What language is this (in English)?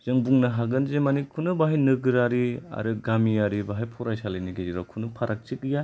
Bodo